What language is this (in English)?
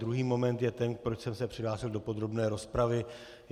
Czech